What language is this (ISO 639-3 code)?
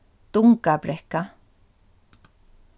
fao